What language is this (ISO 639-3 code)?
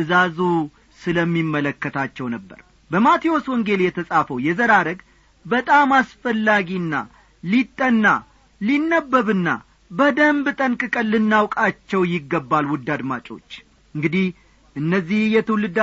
amh